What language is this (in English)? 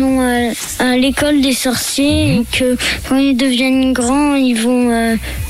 French